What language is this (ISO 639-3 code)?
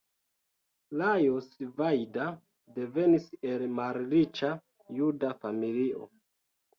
epo